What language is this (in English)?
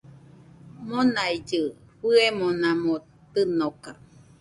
Nüpode Huitoto